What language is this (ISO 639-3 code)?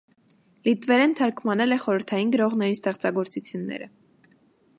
hye